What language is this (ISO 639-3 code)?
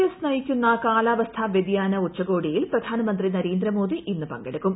mal